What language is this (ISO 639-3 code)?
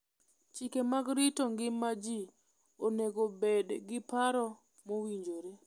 luo